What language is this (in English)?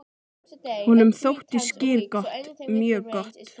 Icelandic